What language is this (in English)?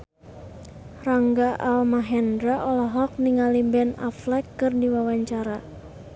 Sundanese